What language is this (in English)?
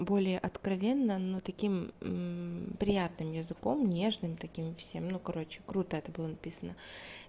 Russian